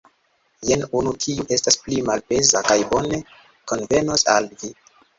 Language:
Esperanto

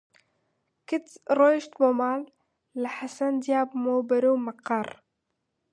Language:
Central Kurdish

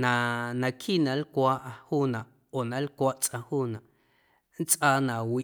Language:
Guerrero Amuzgo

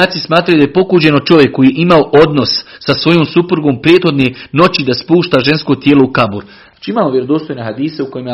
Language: Croatian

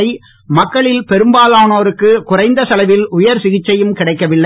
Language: Tamil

